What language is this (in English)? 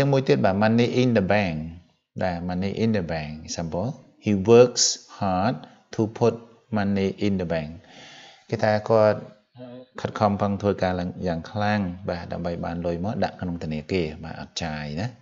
Vietnamese